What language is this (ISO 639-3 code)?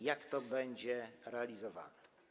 pol